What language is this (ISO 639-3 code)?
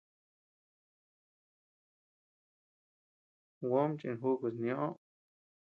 cux